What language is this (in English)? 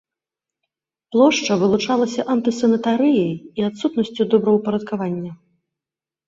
Belarusian